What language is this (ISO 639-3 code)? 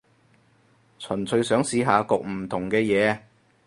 yue